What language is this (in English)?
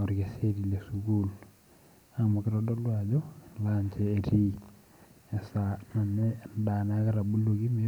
Masai